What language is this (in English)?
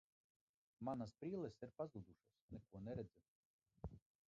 Latvian